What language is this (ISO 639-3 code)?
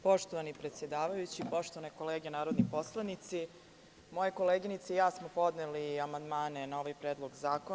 srp